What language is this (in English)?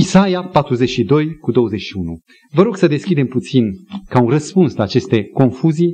Romanian